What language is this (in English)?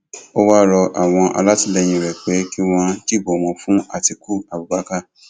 Yoruba